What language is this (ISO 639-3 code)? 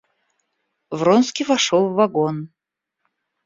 rus